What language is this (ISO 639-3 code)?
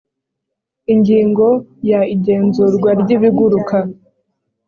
kin